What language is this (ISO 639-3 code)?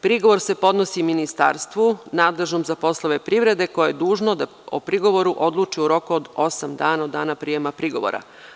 srp